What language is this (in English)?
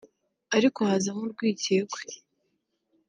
Kinyarwanda